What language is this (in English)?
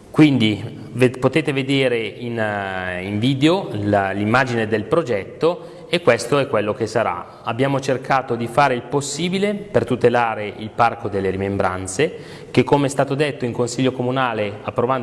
Italian